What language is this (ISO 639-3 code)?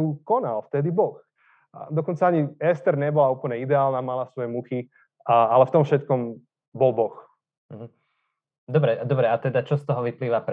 slk